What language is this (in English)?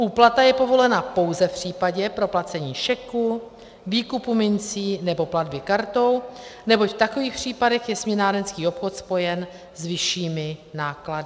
Czech